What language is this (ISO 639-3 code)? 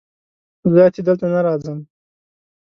pus